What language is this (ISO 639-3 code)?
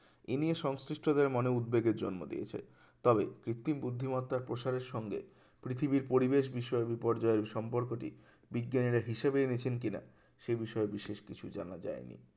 ben